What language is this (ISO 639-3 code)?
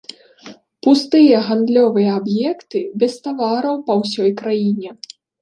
bel